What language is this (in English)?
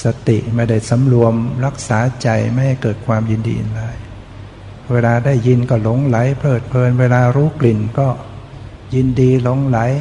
Thai